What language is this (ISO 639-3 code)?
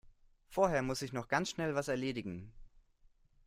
deu